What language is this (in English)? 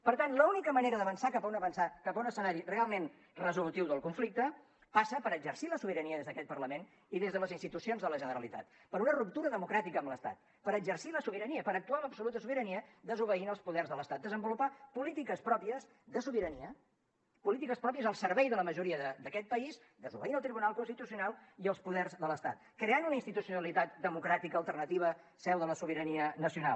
Catalan